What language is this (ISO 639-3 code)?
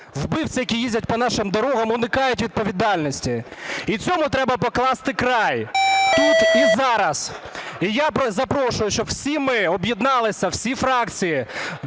ukr